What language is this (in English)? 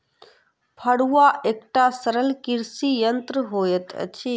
Maithili